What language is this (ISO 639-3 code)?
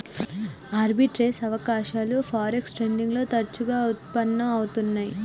tel